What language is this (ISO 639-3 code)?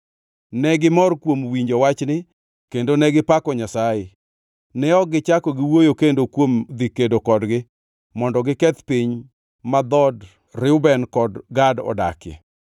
luo